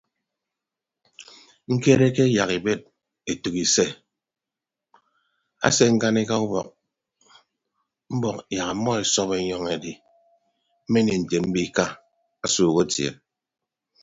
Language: Ibibio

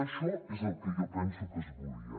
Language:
Catalan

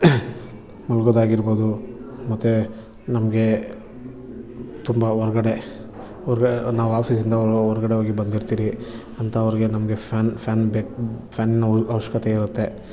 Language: Kannada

